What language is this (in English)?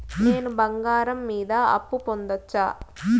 Telugu